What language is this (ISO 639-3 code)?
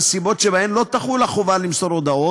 heb